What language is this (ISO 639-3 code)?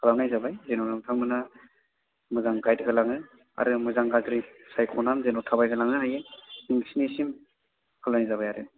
brx